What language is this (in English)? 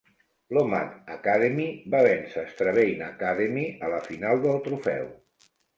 Catalan